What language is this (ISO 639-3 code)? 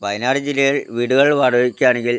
mal